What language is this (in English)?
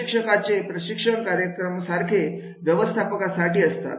Marathi